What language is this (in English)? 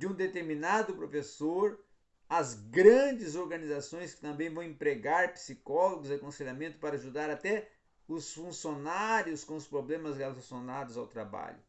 Portuguese